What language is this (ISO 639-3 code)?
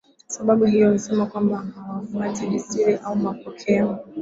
swa